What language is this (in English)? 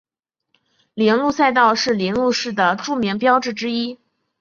Chinese